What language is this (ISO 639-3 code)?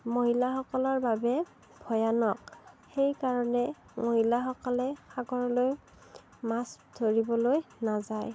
asm